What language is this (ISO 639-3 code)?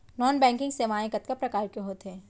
hne